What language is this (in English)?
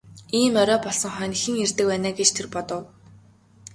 Mongolian